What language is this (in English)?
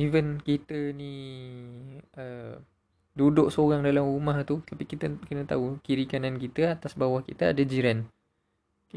Malay